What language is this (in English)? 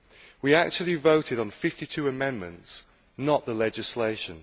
English